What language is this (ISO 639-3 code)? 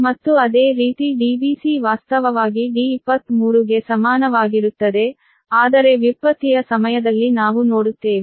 kan